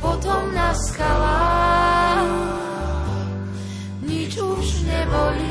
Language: Slovak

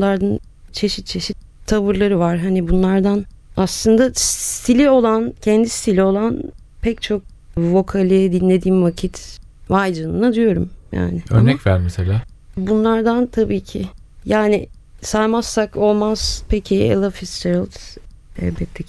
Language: Turkish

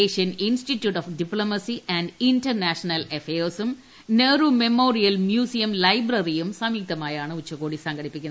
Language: Malayalam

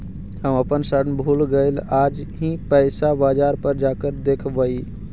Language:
Magahi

